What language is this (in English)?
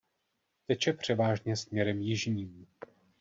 Czech